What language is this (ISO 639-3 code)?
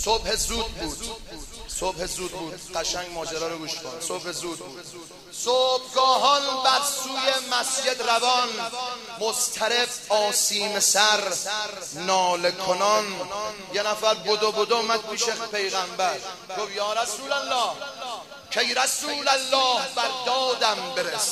fas